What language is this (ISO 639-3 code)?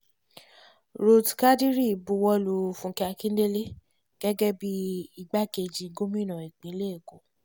yor